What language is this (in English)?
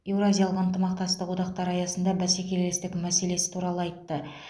Kazakh